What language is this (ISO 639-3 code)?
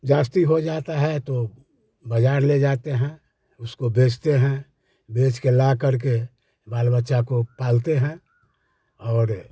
hin